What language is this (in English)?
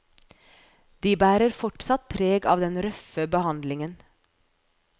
Norwegian